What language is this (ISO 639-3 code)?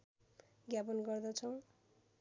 nep